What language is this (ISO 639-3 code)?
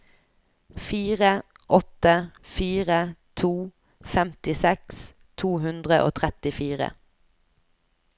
nor